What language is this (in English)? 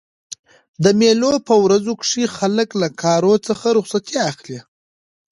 Pashto